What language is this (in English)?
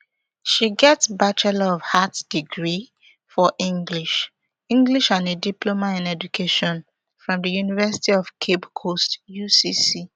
Nigerian Pidgin